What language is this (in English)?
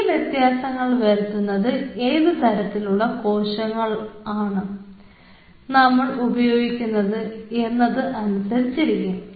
Malayalam